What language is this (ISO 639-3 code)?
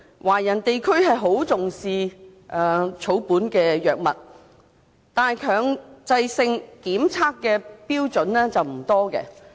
yue